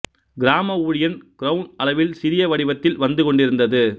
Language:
Tamil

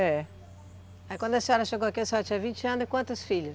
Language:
Portuguese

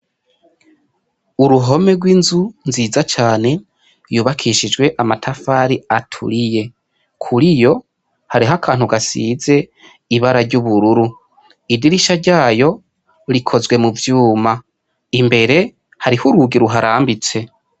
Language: Rundi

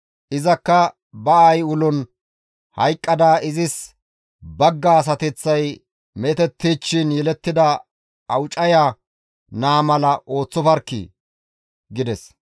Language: Gamo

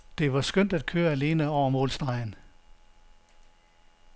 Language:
Danish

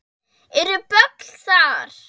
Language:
Icelandic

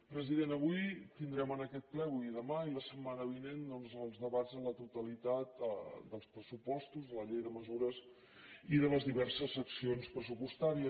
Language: Catalan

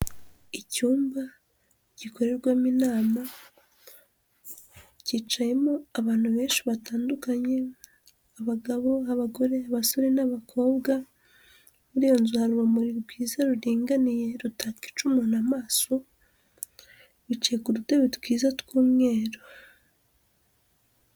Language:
Kinyarwanda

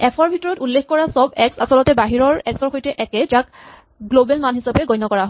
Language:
Assamese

